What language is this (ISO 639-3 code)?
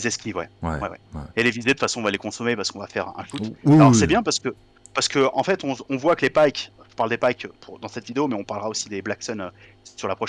fra